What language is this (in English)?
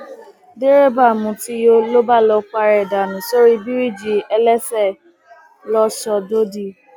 Yoruba